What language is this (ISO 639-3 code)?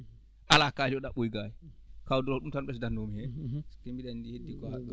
ful